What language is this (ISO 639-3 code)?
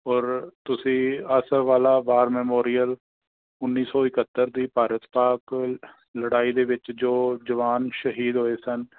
pan